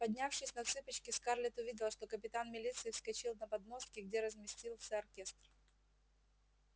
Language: Russian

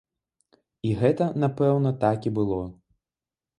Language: Belarusian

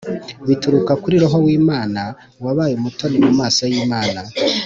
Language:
Kinyarwanda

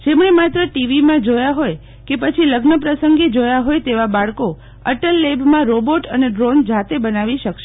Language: Gujarati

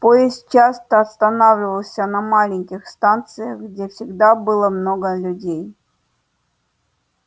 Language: Russian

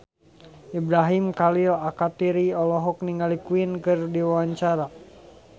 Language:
Sundanese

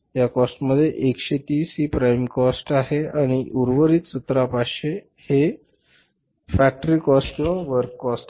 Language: Marathi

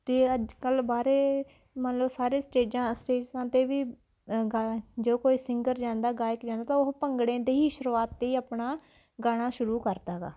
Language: Punjabi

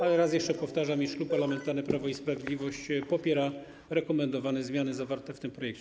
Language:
Polish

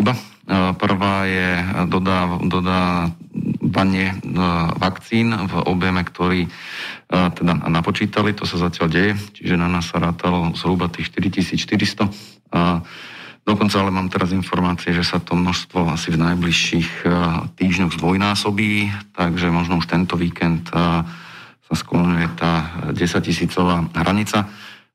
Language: Slovak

